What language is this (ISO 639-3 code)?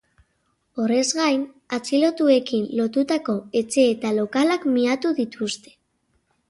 eus